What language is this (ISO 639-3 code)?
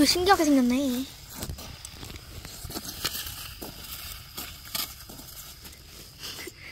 kor